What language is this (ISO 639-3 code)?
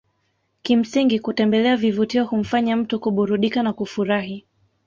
swa